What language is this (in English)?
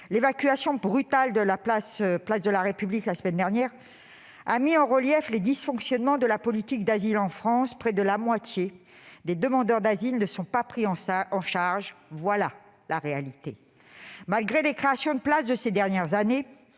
French